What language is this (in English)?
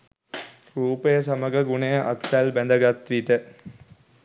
Sinhala